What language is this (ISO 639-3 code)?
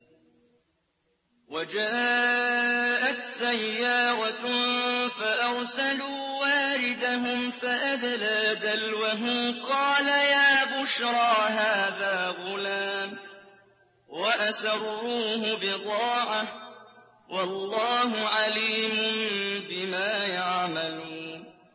ara